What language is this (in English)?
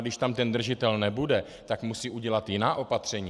Czech